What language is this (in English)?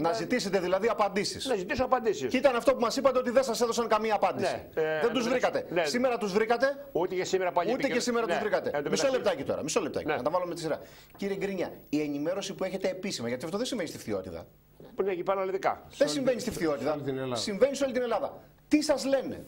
Greek